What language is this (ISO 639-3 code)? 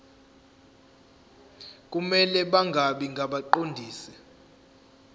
zul